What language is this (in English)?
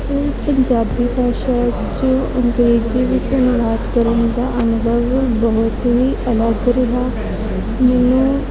Punjabi